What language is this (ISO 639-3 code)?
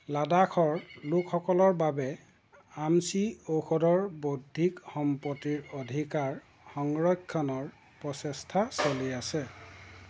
asm